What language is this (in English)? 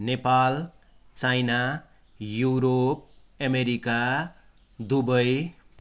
Nepali